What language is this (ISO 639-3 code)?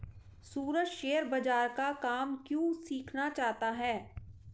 hin